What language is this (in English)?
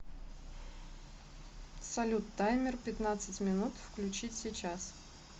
Russian